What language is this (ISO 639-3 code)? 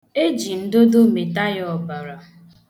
ibo